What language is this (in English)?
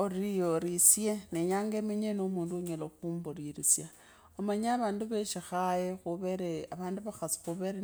Kabras